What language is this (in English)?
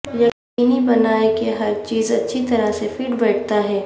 Urdu